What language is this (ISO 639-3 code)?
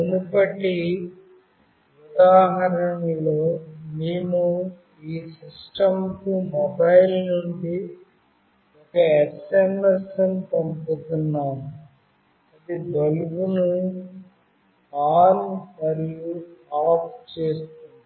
tel